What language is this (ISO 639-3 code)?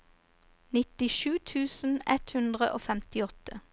nor